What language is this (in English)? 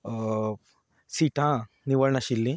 Konkani